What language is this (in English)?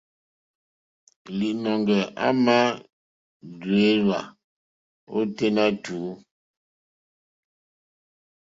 Mokpwe